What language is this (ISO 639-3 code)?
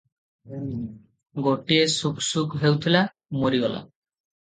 ori